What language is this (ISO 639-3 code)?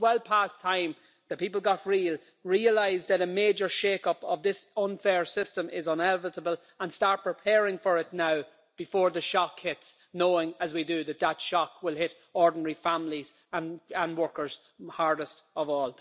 eng